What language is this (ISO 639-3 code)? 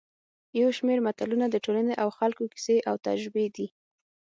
pus